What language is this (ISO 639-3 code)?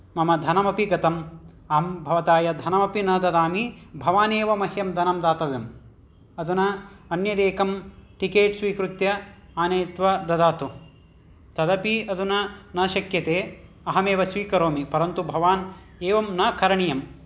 san